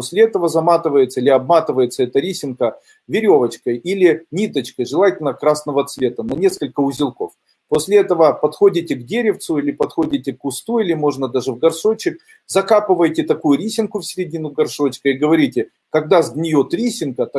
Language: Russian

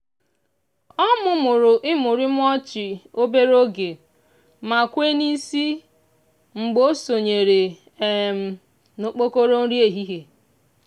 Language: Igbo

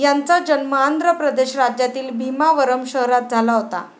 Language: Marathi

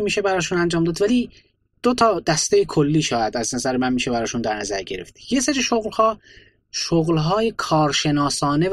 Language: Persian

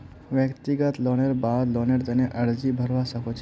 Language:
Magahi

